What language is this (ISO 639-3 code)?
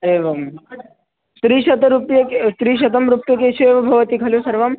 san